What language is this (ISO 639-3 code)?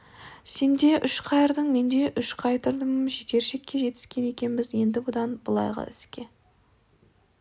kaz